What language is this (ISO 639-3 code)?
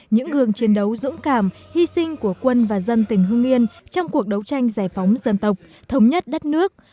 vie